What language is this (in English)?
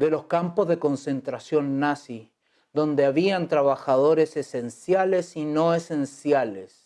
Spanish